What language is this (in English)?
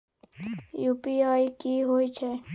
Maithili